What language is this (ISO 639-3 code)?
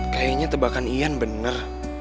ind